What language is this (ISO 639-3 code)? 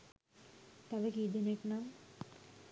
sin